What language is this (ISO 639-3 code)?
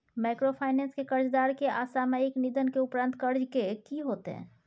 mai